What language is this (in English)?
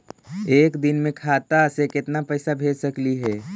Magahi